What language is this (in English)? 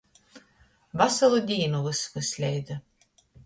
Latgalian